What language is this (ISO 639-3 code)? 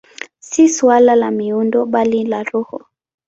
swa